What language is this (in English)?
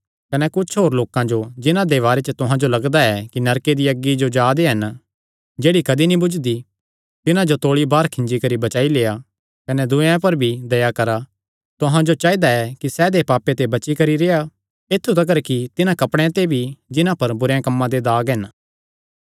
Kangri